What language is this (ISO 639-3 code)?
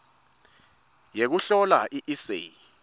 ssw